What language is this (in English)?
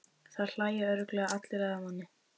Icelandic